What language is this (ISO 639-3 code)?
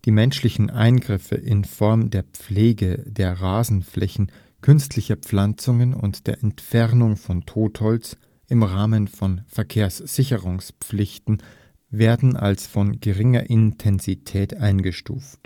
deu